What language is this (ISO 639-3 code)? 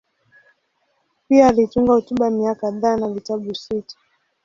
swa